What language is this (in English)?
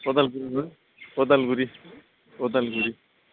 Bodo